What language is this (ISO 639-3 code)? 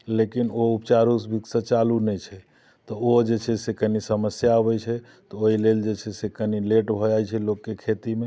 mai